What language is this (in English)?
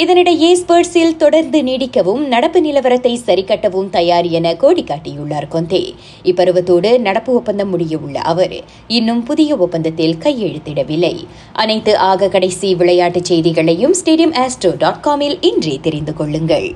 Tamil